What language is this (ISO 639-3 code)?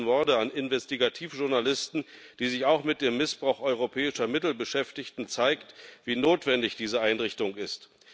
deu